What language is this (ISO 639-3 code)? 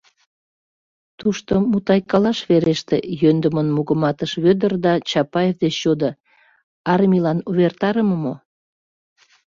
chm